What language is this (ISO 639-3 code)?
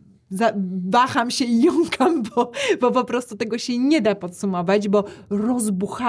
pol